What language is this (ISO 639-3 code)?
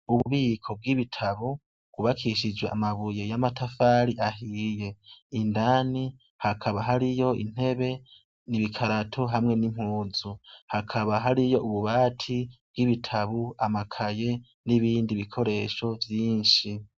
run